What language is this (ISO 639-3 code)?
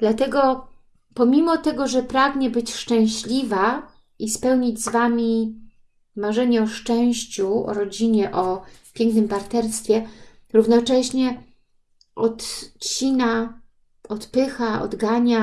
pol